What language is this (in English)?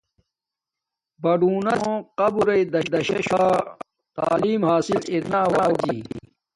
Domaaki